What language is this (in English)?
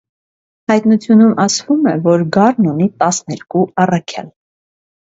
Armenian